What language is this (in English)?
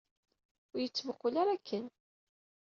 Kabyle